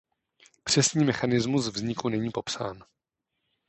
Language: Czech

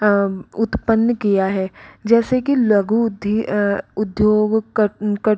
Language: Hindi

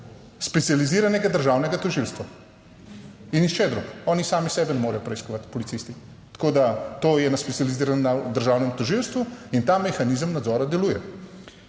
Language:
Slovenian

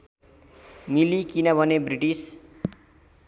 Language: Nepali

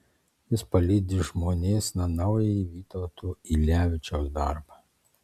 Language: Lithuanian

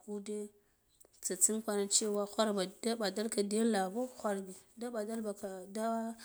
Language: Guduf-Gava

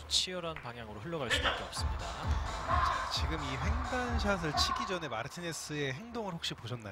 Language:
Korean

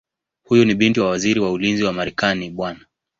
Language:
Swahili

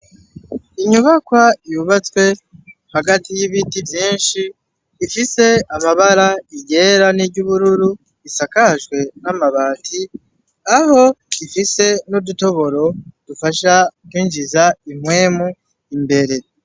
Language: Rundi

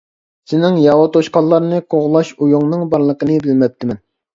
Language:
Uyghur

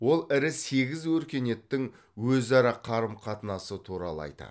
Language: Kazakh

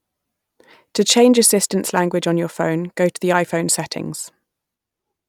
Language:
English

